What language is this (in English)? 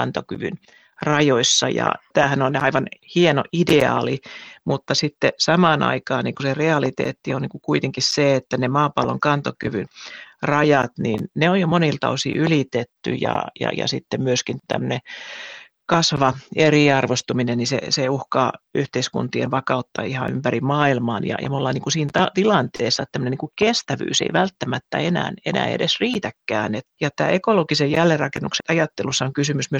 Finnish